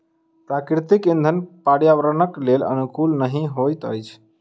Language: Maithili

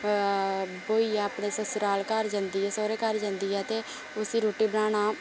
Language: Dogri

